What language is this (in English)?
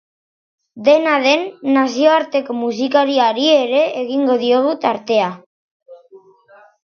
Basque